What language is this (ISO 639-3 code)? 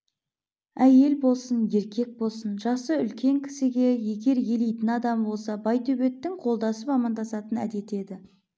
kaz